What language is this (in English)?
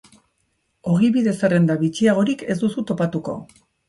Basque